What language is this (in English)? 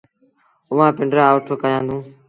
Sindhi Bhil